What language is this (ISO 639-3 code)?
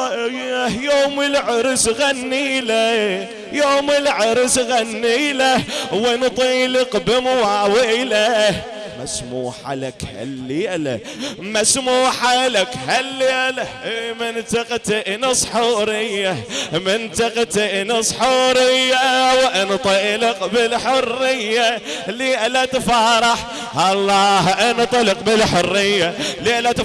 ara